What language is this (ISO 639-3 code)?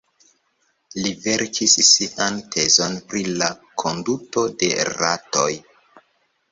epo